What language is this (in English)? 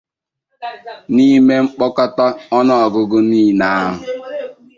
Igbo